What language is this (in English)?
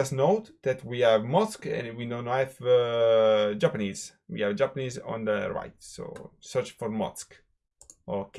English